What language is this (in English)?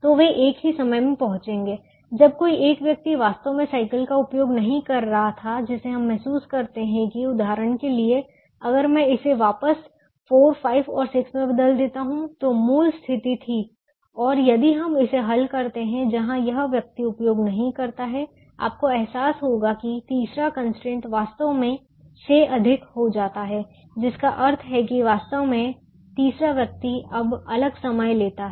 Hindi